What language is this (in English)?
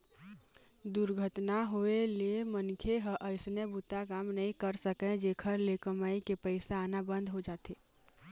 Chhattisgarhi